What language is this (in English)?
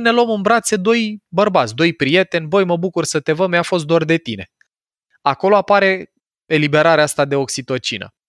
Romanian